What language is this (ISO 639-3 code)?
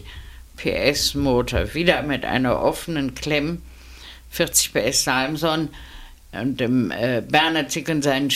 deu